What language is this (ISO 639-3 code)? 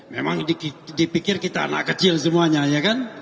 ind